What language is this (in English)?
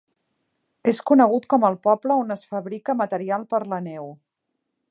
Catalan